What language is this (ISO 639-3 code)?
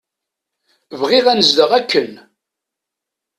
kab